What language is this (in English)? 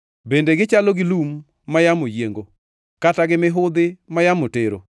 Luo (Kenya and Tanzania)